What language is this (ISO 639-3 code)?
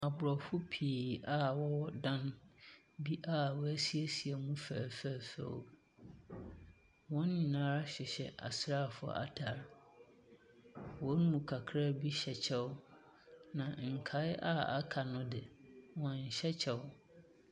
aka